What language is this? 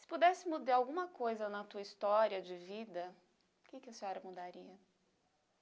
Portuguese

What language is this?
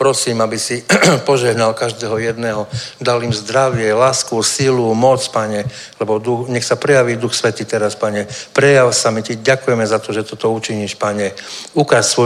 Czech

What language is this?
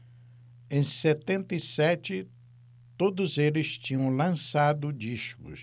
Portuguese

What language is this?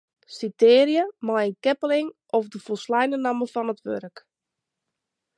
Western Frisian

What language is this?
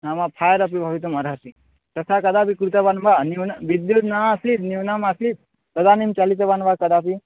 Sanskrit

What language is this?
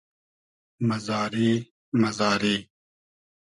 Hazaragi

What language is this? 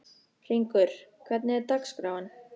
Icelandic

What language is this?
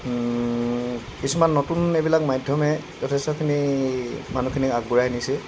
Assamese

